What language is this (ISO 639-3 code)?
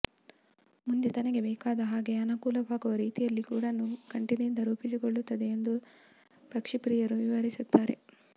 kan